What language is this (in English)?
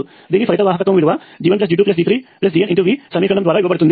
Telugu